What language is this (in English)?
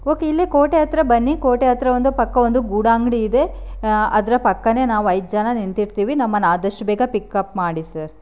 Kannada